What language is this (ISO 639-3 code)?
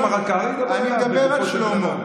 heb